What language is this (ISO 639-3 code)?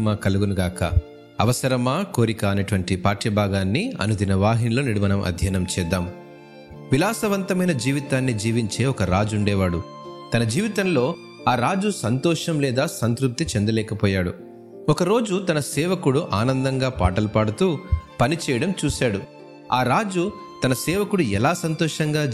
tel